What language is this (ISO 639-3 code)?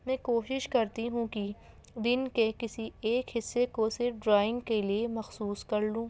urd